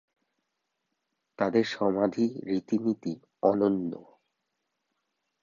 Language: Bangla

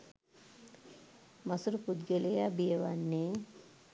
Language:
Sinhala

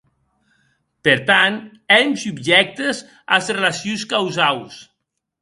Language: Occitan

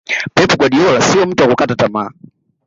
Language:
Swahili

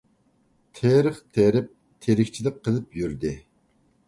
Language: Uyghur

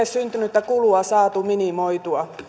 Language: Finnish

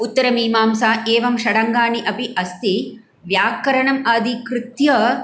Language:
Sanskrit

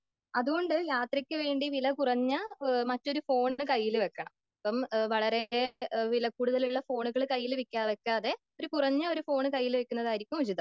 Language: Malayalam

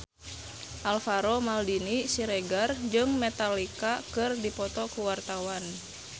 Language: Sundanese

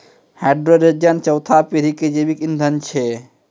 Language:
Maithili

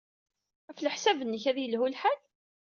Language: Kabyle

